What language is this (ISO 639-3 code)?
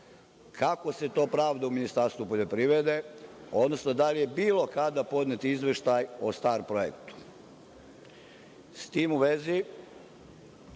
srp